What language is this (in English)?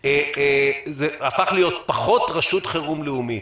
Hebrew